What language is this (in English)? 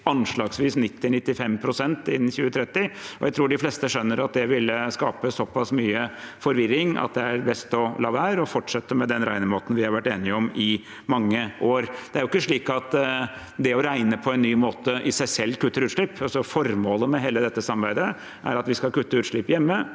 Norwegian